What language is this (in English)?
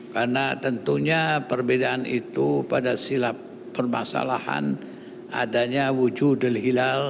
Indonesian